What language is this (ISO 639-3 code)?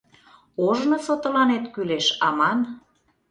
chm